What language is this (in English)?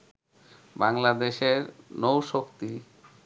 Bangla